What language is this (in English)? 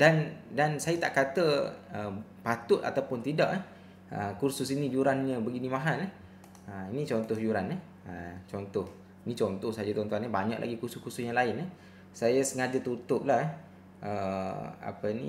Malay